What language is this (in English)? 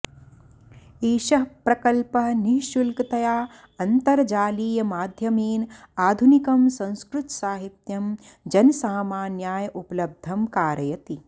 Sanskrit